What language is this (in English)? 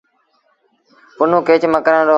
Sindhi Bhil